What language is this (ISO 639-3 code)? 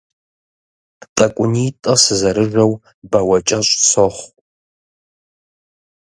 kbd